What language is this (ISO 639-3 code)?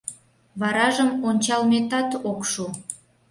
chm